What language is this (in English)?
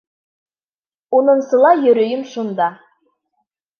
Bashkir